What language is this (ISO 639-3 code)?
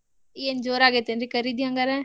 kan